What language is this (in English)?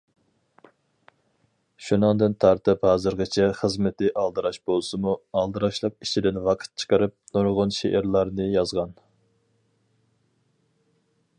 Uyghur